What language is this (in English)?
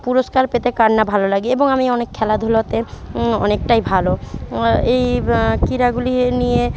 Bangla